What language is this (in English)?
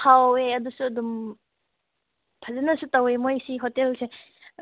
Manipuri